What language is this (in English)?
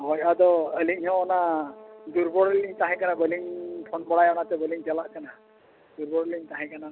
Santali